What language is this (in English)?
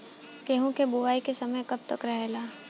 Bhojpuri